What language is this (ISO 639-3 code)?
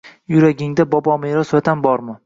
uzb